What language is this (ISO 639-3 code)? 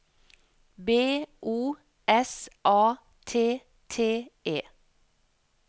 nor